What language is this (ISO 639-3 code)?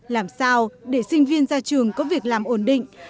vie